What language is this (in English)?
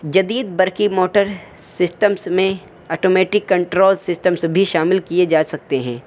Urdu